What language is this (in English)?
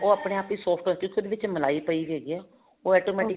Punjabi